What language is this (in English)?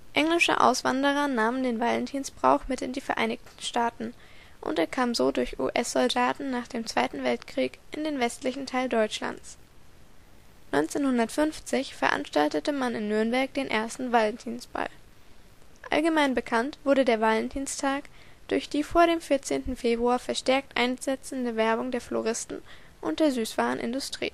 German